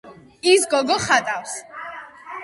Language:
Georgian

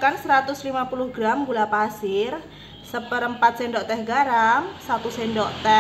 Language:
Indonesian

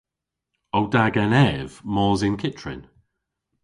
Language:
Cornish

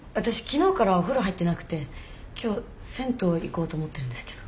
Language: Japanese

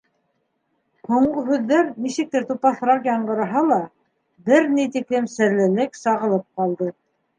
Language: Bashkir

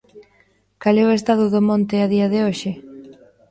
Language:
Galician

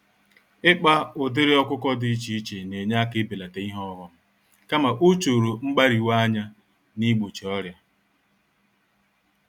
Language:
Igbo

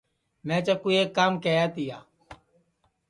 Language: Sansi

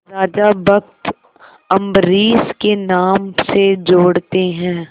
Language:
Hindi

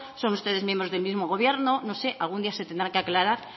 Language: Spanish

